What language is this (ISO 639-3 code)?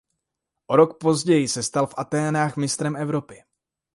ces